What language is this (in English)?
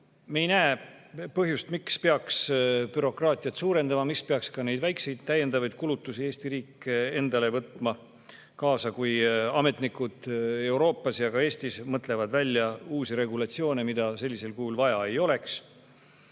Estonian